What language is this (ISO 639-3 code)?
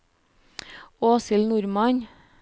nor